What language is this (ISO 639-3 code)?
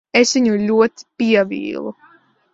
lav